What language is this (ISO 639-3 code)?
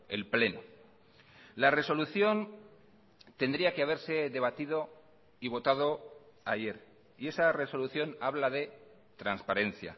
spa